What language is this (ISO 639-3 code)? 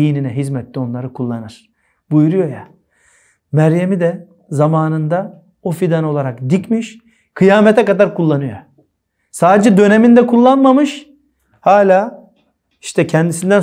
tur